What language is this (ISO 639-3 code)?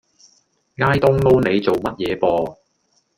yue